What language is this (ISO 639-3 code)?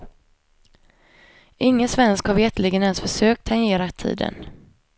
swe